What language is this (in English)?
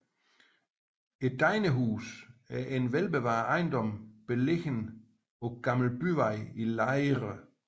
Danish